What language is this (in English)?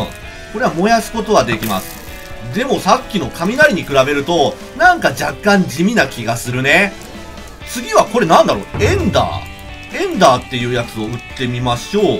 Japanese